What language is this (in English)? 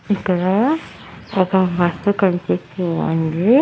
Telugu